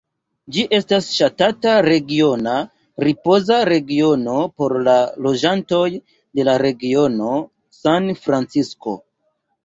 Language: Esperanto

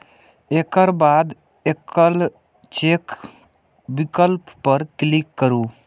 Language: Maithili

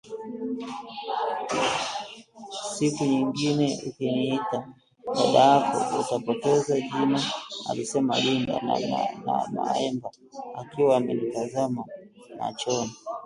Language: Swahili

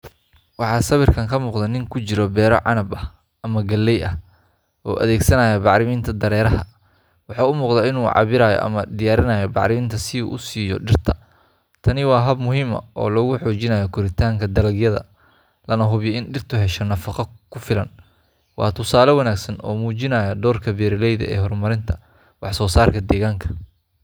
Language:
Somali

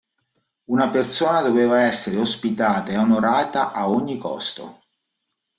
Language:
Italian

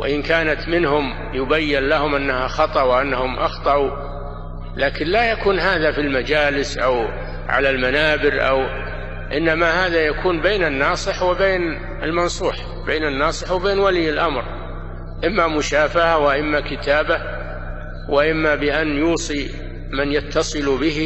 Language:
Arabic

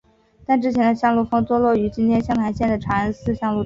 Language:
Chinese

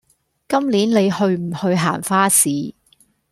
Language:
Cantonese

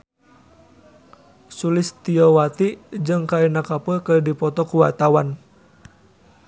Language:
Sundanese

